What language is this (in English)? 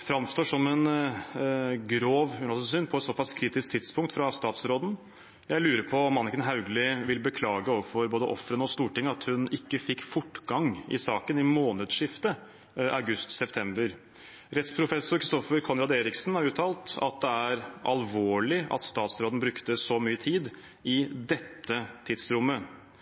Norwegian Bokmål